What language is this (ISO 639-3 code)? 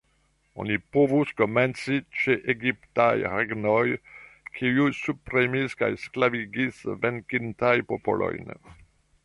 epo